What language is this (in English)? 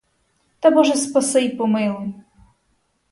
Ukrainian